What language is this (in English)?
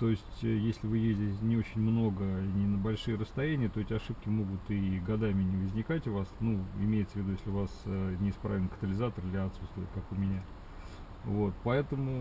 Russian